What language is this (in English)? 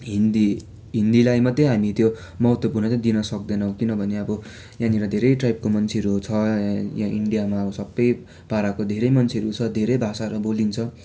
Nepali